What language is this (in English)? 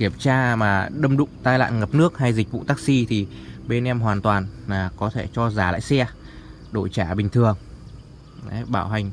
Vietnamese